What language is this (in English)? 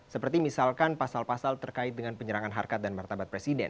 Indonesian